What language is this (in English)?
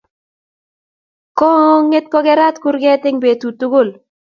Kalenjin